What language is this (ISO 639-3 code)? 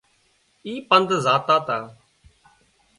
kxp